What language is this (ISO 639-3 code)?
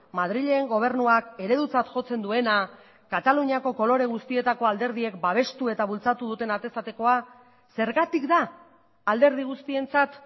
eus